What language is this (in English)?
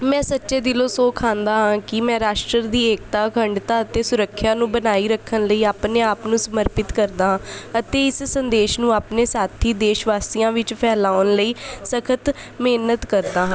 Punjabi